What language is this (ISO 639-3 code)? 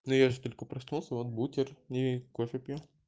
rus